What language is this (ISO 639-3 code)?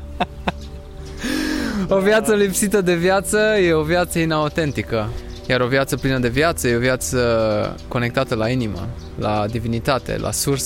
ron